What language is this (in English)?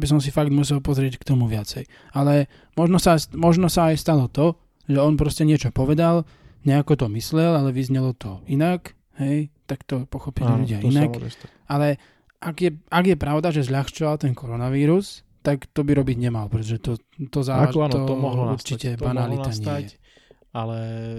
Slovak